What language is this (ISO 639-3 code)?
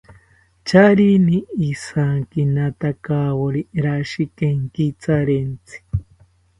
cpy